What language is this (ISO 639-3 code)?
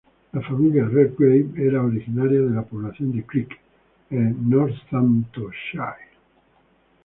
spa